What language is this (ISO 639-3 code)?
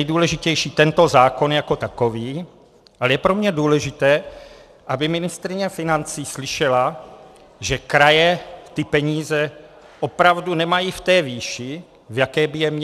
ces